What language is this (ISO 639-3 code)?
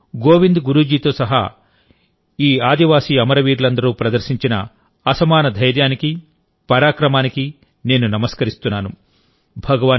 tel